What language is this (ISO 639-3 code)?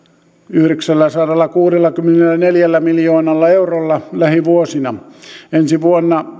fin